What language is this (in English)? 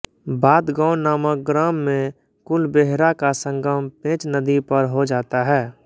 Hindi